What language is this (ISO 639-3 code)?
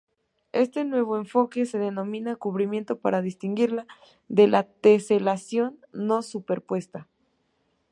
spa